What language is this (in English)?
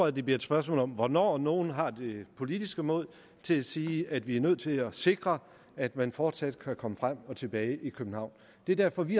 Danish